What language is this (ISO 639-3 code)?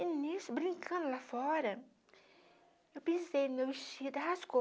por